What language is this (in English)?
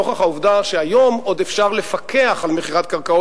Hebrew